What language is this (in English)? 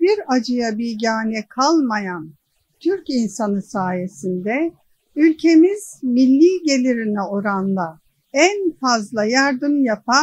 Turkish